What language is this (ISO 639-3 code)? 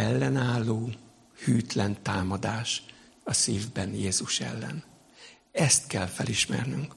hun